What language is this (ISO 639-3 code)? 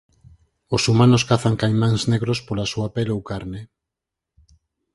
glg